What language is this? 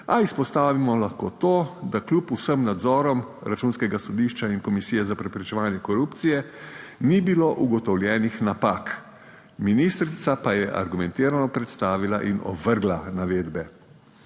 Slovenian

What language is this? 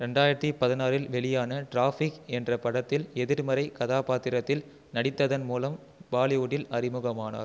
Tamil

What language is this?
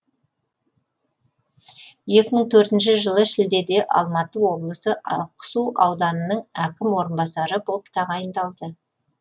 Kazakh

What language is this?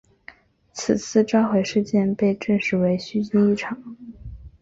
Chinese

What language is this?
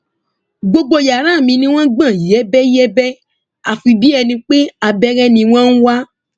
Yoruba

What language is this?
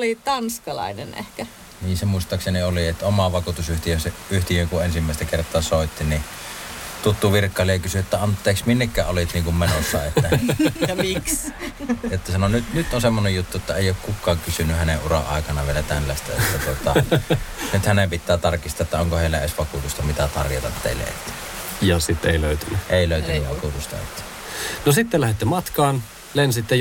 Finnish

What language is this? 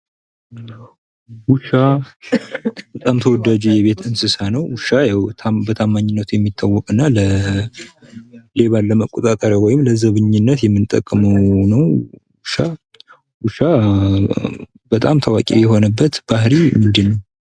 Amharic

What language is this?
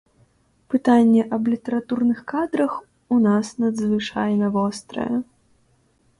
Belarusian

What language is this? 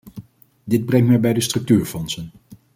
Dutch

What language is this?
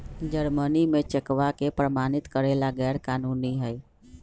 Magahi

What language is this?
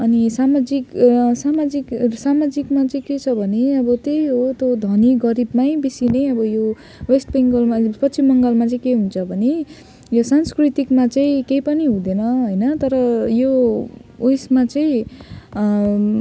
Nepali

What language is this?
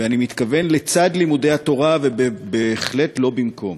Hebrew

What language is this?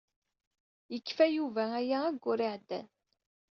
Kabyle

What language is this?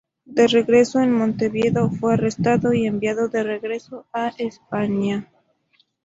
Spanish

